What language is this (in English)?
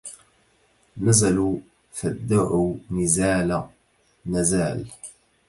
Arabic